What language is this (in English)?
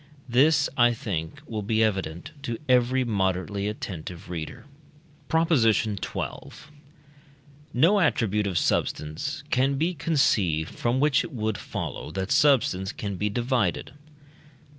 English